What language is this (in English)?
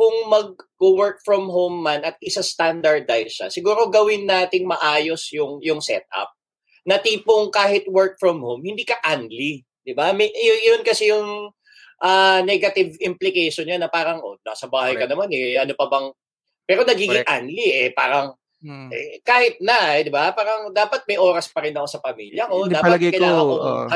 Filipino